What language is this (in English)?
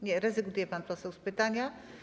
Polish